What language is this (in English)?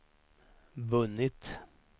Swedish